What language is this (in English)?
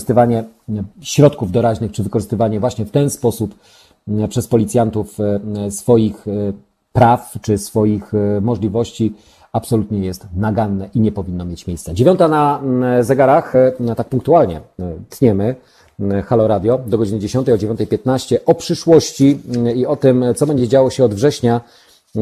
Polish